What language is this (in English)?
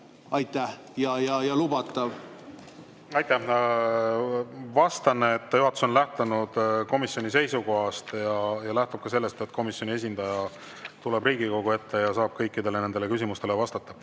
Estonian